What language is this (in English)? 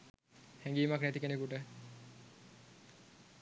Sinhala